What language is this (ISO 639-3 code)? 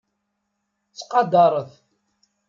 kab